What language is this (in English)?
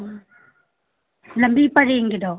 Manipuri